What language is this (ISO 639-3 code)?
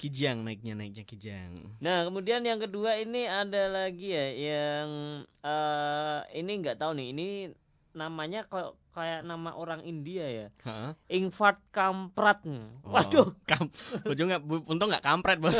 ind